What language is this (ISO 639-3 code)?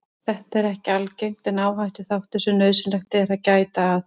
isl